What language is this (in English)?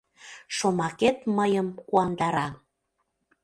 Mari